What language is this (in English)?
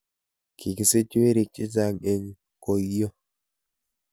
Kalenjin